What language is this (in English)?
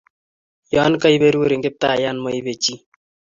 Kalenjin